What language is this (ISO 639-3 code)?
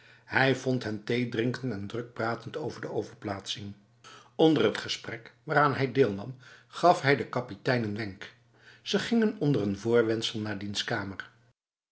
nld